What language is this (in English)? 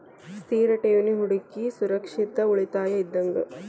Kannada